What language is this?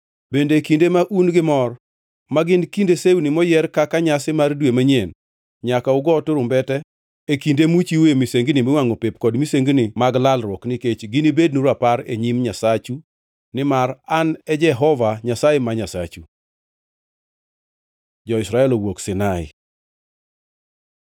Luo (Kenya and Tanzania)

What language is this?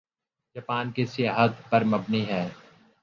Urdu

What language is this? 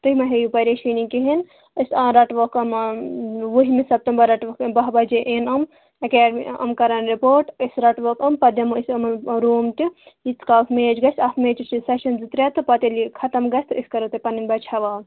Kashmiri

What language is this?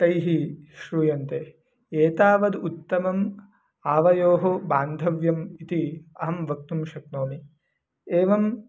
Sanskrit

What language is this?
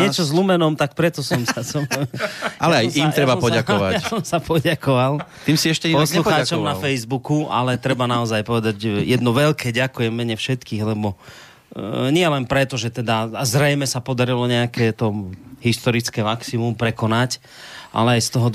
Slovak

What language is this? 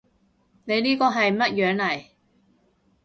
Cantonese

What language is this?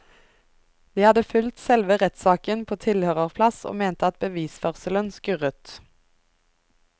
Norwegian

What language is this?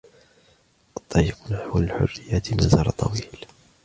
Arabic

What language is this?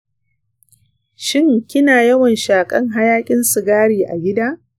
Hausa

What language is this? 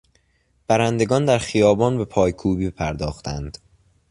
Persian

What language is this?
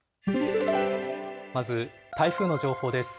Japanese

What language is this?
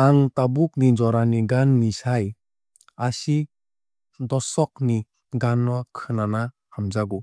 Kok Borok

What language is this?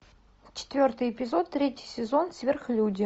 Russian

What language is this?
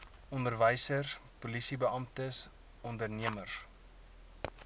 Afrikaans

